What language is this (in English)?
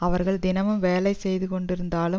Tamil